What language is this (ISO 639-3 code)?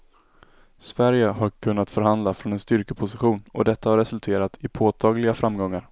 swe